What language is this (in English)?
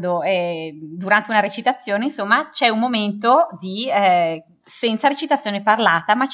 Italian